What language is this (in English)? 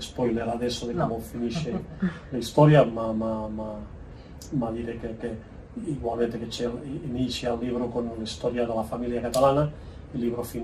Italian